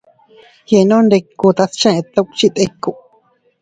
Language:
Teutila Cuicatec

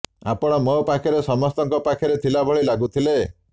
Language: Odia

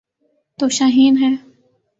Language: Urdu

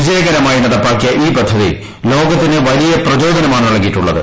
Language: Malayalam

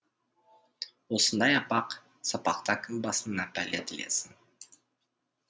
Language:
Kazakh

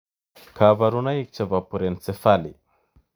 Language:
Kalenjin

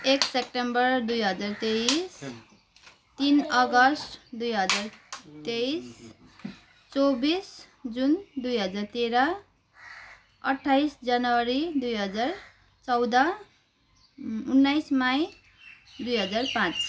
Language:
Nepali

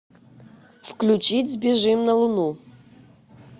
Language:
Russian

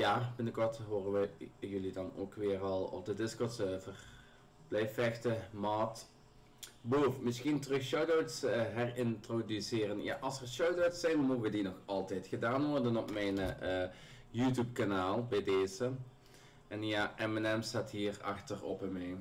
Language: Dutch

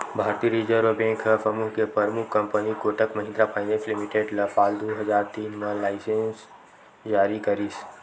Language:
Chhattisgarhi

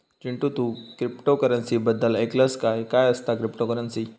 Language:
Marathi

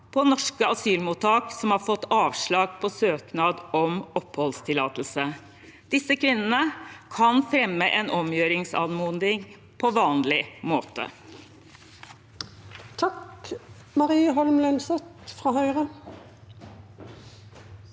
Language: Norwegian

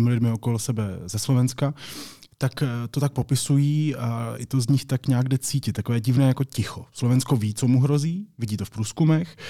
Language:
Czech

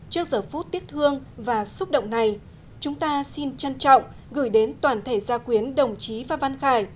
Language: Vietnamese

